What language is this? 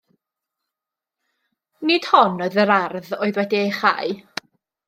Welsh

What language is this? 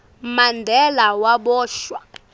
Swati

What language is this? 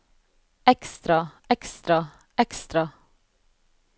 Norwegian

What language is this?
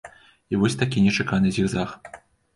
Belarusian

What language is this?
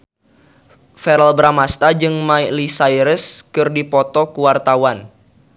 Sundanese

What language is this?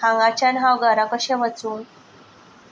Konkani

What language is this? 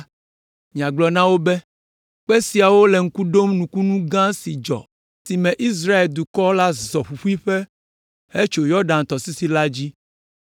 Ewe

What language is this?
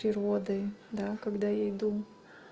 Russian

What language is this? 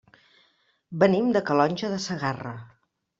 Catalan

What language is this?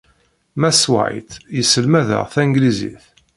Kabyle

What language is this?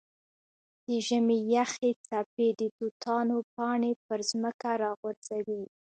Pashto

